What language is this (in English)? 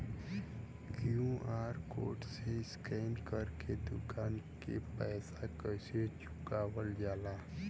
Bhojpuri